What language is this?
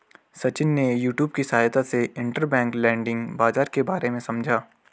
Hindi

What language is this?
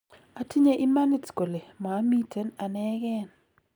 Kalenjin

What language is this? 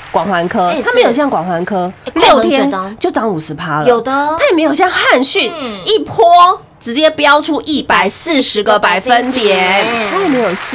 Chinese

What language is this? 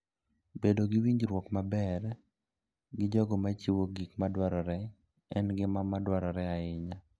Luo (Kenya and Tanzania)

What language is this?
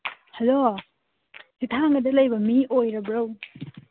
Manipuri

